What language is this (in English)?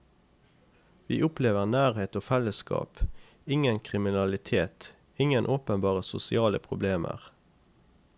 Norwegian